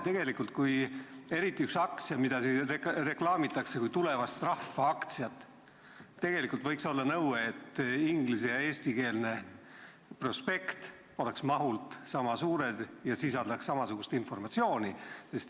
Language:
Estonian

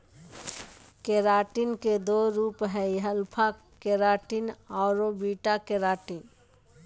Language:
Magahi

